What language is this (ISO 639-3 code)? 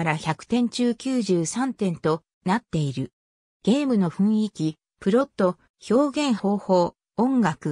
jpn